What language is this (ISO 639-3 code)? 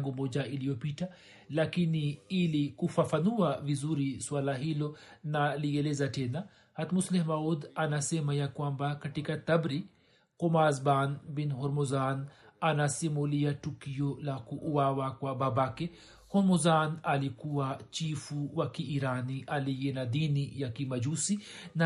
swa